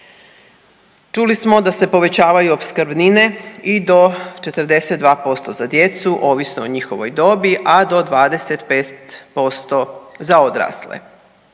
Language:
Croatian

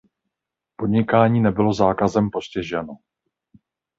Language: Czech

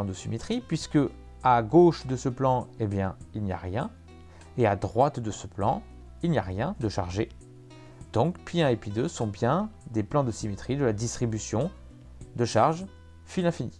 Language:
French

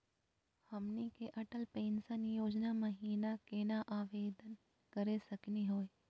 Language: Magahi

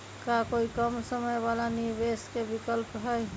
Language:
Magahi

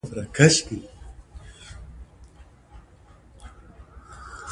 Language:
Pashto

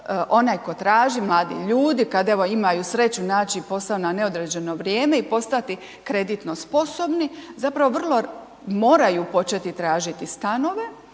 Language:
Croatian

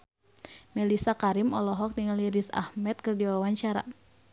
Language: Sundanese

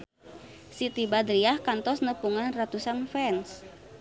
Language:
Sundanese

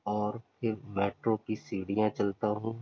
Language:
Urdu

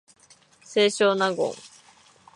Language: Japanese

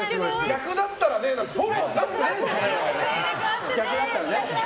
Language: Japanese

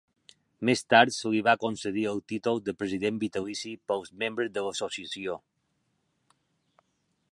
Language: Catalan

